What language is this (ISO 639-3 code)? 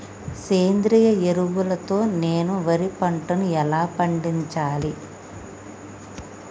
tel